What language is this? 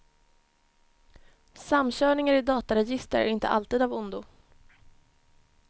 Swedish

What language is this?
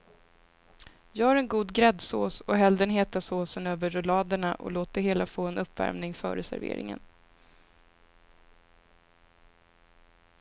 Swedish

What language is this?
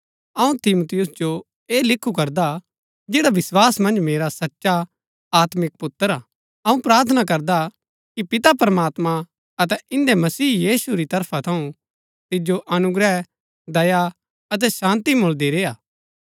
Gaddi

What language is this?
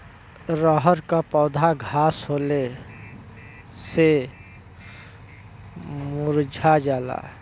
Bhojpuri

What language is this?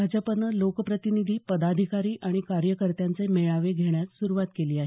Marathi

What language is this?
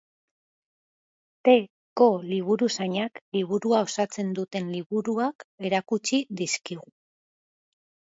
Basque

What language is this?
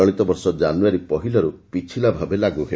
Odia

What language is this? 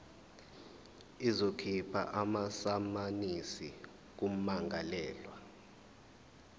Zulu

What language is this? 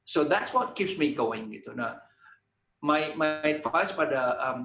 Indonesian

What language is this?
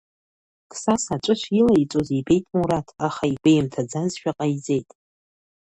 Abkhazian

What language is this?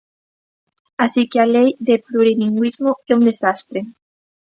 Galician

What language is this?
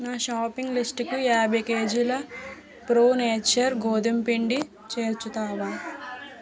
Telugu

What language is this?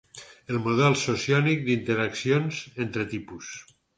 Catalan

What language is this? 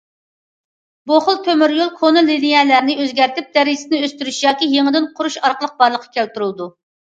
Uyghur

